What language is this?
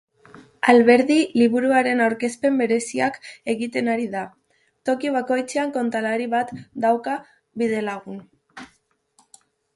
Basque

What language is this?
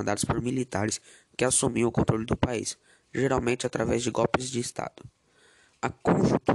Portuguese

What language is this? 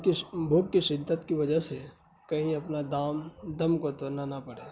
Urdu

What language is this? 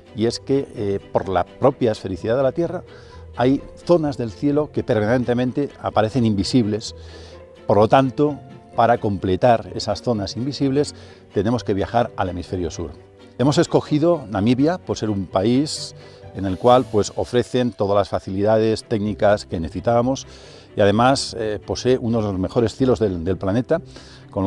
Spanish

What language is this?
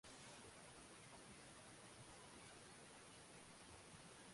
Swahili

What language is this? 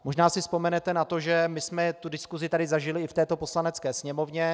Czech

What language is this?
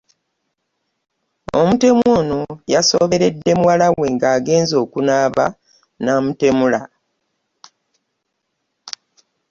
Ganda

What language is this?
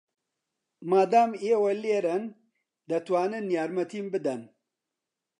Central Kurdish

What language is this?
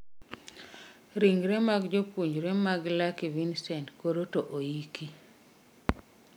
Luo (Kenya and Tanzania)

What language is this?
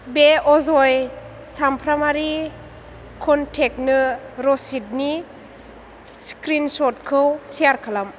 Bodo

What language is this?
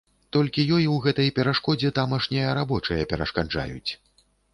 Belarusian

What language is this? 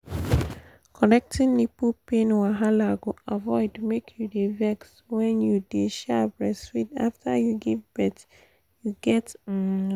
Nigerian Pidgin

